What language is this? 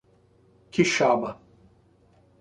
Portuguese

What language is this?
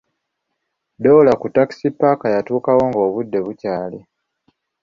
Ganda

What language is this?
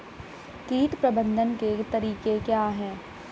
Hindi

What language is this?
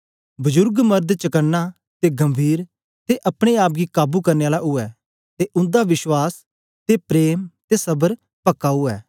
Dogri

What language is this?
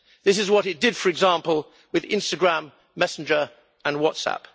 English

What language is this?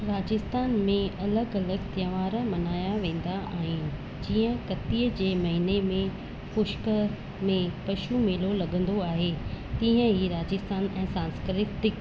Sindhi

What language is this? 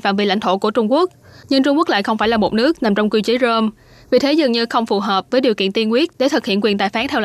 Vietnamese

